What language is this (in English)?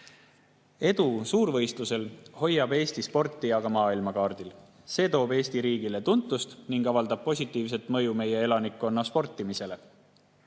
Estonian